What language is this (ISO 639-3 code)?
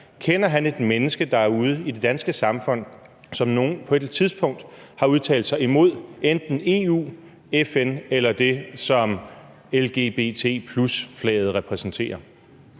dan